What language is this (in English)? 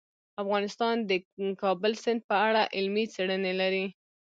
Pashto